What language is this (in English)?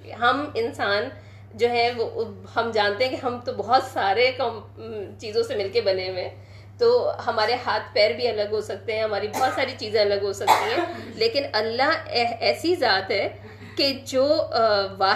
Urdu